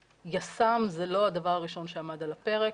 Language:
Hebrew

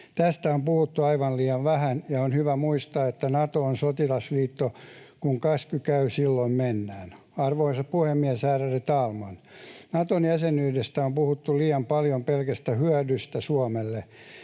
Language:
Finnish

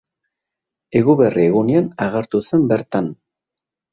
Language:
Basque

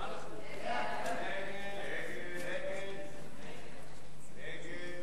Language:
Hebrew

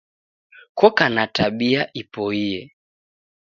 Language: Taita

